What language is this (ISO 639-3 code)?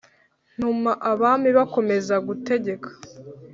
kin